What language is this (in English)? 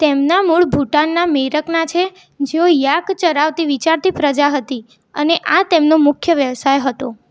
Gujarati